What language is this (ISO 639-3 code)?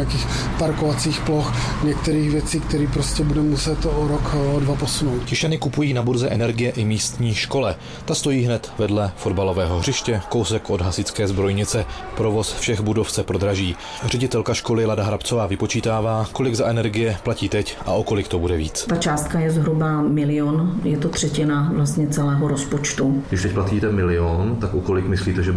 ces